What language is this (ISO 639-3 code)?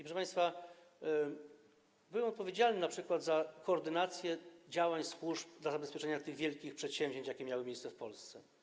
pol